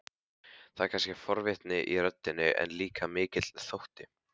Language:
Icelandic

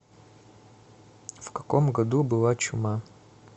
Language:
Russian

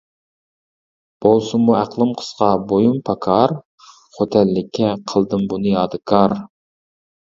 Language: Uyghur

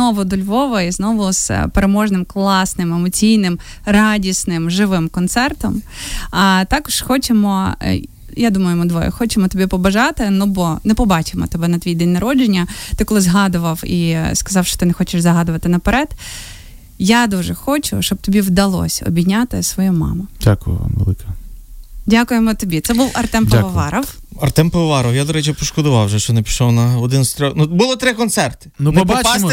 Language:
Ukrainian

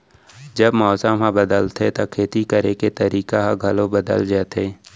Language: Chhattisgarhi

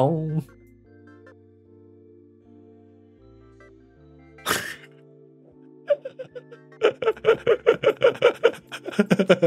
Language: Korean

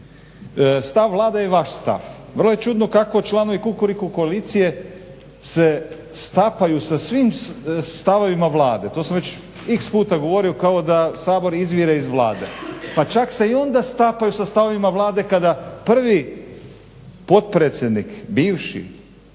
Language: Croatian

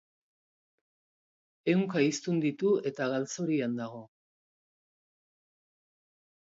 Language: Basque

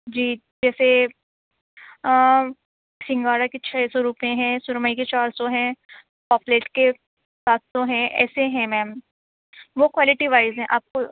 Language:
Urdu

